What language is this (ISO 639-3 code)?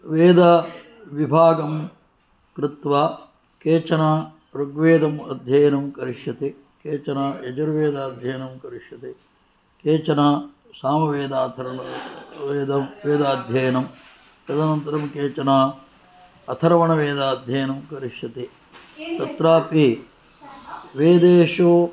san